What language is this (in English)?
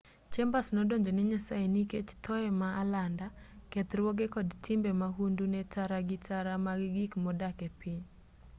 Luo (Kenya and Tanzania)